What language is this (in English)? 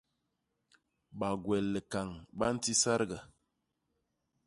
Basaa